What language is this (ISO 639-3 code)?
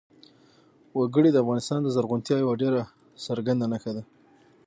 pus